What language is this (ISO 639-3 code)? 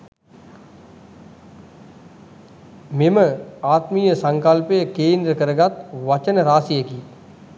sin